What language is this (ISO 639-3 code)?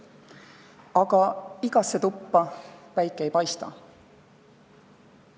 est